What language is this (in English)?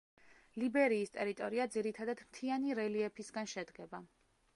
Georgian